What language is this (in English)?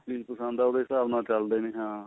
Punjabi